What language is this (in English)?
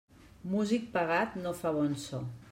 Catalan